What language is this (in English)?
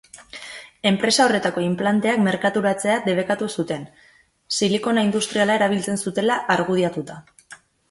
Basque